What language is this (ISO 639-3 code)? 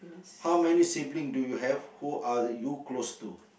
eng